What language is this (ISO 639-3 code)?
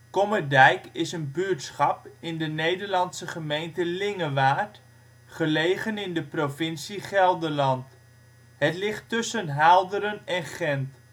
nld